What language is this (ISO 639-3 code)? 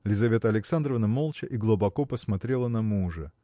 rus